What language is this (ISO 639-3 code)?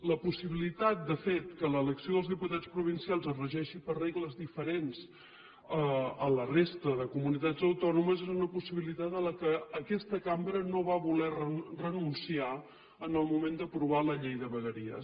cat